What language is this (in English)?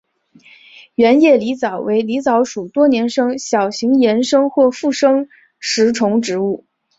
Chinese